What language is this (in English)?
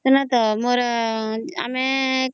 Odia